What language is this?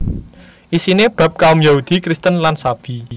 Javanese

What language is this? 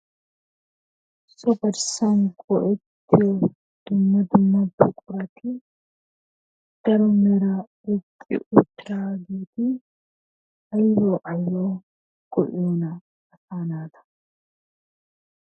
Wolaytta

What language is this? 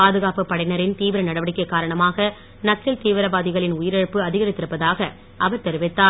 Tamil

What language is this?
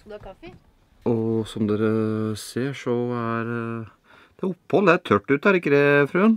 Norwegian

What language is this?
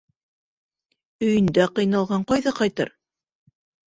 Bashkir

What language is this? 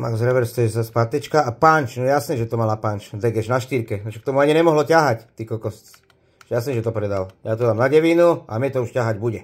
Slovak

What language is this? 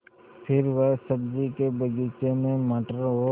Hindi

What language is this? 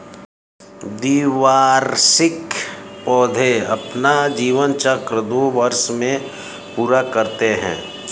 Hindi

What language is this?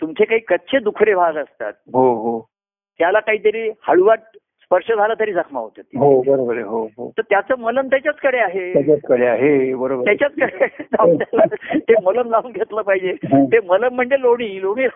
Marathi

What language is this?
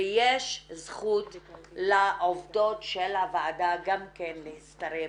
Hebrew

